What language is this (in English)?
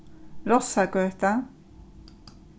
Faroese